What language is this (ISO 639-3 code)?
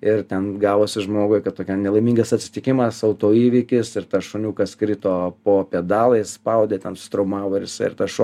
lit